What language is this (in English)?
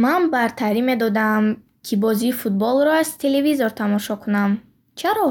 Bukharic